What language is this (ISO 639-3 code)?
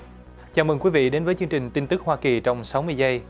vie